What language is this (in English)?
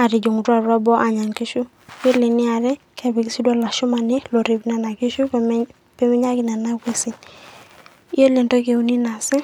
Masai